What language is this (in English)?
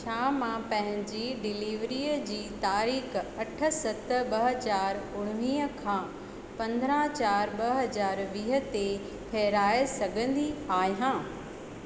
Sindhi